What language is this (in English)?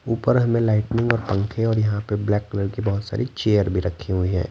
Hindi